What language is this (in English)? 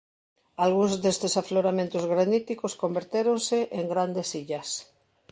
Galician